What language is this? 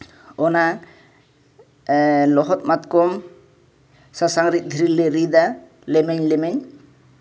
Santali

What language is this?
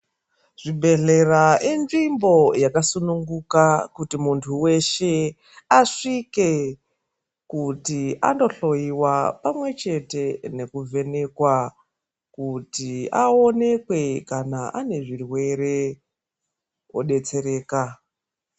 Ndau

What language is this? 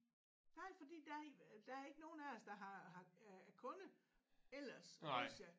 Danish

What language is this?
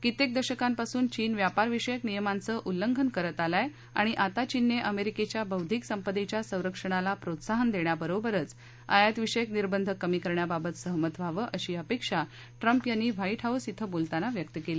Marathi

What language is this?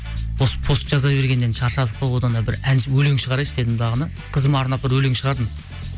Kazakh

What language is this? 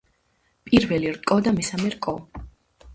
Georgian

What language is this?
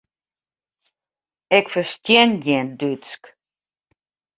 Western Frisian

